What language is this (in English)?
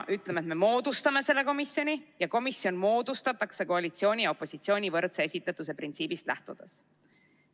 Estonian